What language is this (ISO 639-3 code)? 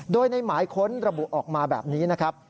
tha